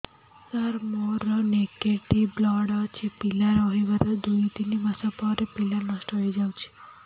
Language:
Odia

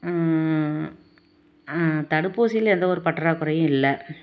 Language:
Tamil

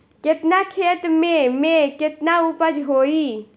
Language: Bhojpuri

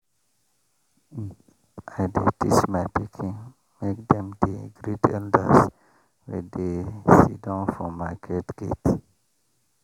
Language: Nigerian Pidgin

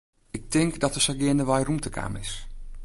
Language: Western Frisian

